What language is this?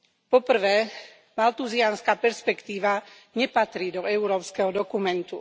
Slovak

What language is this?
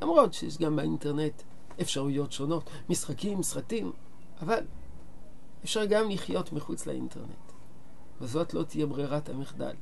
Hebrew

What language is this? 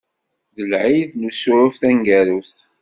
Kabyle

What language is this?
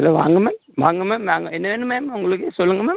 Tamil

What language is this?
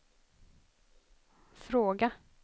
Swedish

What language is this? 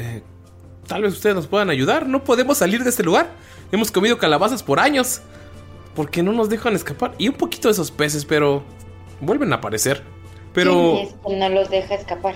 Spanish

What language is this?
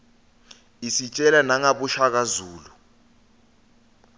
Swati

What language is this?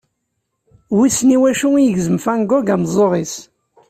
Kabyle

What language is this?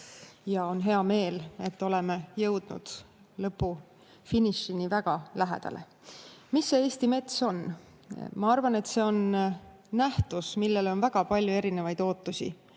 Estonian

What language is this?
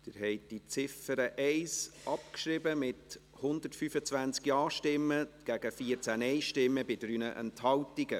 Swiss German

